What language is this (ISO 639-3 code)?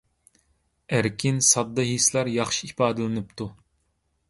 uig